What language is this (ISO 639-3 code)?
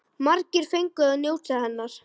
isl